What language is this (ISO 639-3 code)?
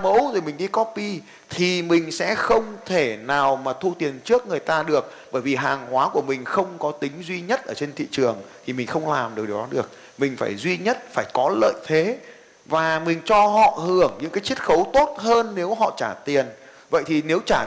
vie